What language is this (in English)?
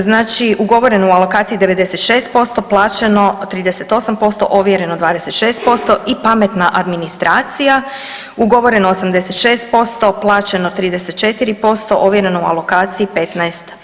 Croatian